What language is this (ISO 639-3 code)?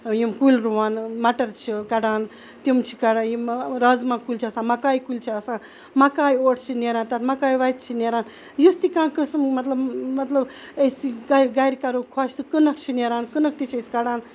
kas